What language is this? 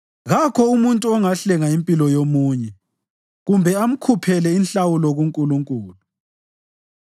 North Ndebele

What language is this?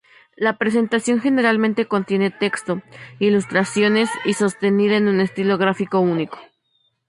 Spanish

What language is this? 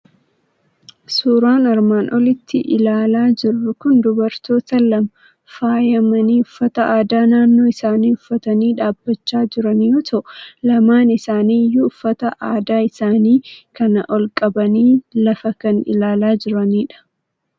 Oromo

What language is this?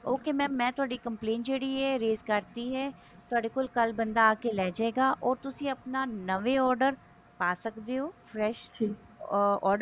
Punjabi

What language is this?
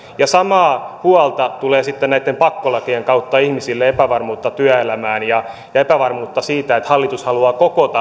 Finnish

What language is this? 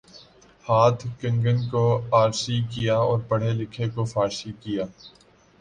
Urdu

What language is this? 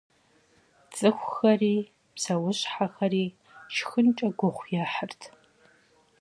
Kabardian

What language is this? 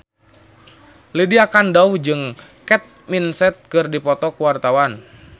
Sundanese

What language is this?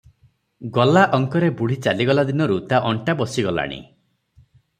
Odia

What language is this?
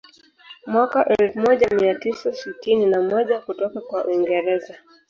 Swahili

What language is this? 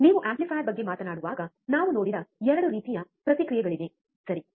Kannada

